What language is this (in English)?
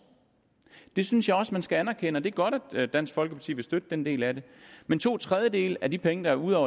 Danish